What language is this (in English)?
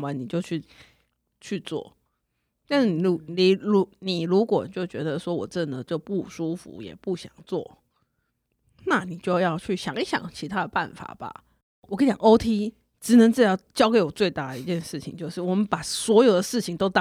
Chinese